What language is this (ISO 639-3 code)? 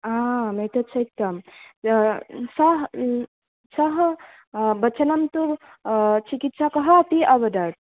san